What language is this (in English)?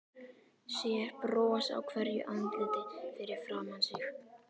Icelandic